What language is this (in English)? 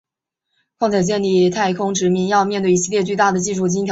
Chinese